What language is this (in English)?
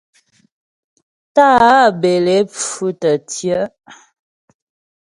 Ghomala